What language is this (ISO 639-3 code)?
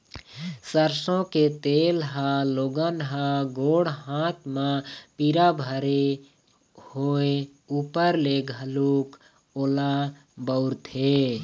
hne